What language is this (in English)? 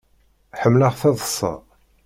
Kabyle